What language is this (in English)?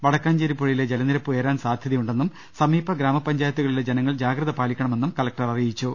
Malayalam